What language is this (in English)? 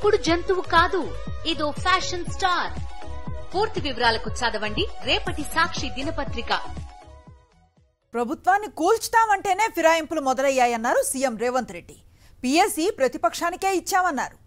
Telugu